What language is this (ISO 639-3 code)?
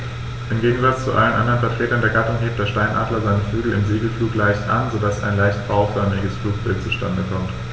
deu